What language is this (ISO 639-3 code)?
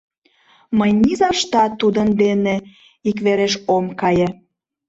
chm